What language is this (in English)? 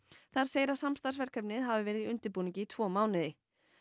Icelandic